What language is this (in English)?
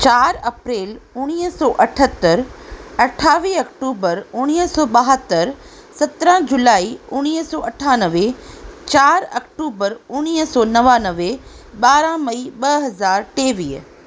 Sindhi